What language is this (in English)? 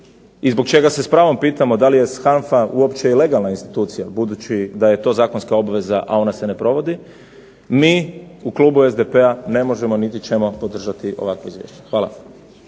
Croatian